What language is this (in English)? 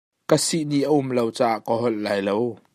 Hakha Chin